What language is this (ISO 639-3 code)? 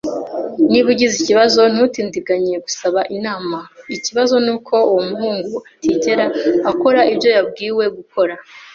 kin